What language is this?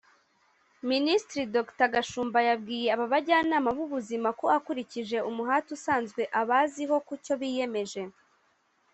Kinyarwanda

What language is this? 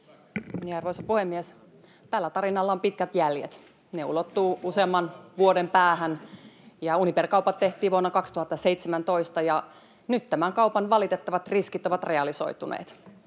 Finnish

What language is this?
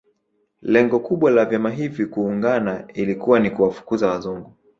Swahili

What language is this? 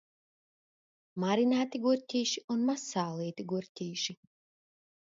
Latvian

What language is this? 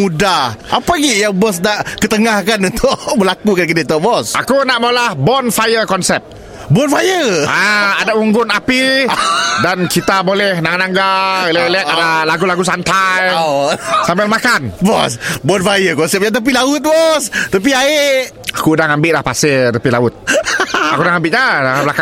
Malay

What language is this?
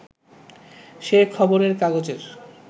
Bangla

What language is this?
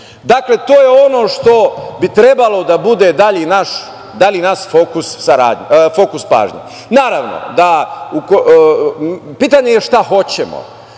Serbian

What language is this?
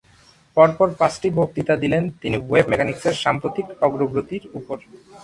Bangla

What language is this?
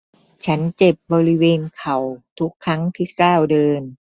Thai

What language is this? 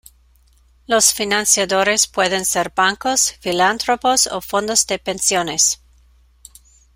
Spanish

